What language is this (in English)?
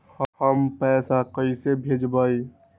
Magahi